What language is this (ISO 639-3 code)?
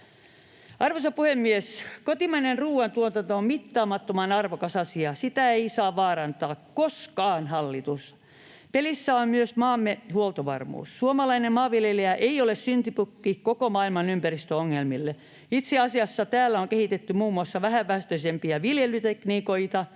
fin